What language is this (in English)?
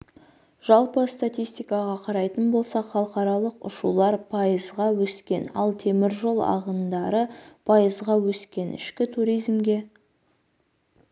Kazakh